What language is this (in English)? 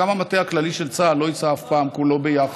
Hebrew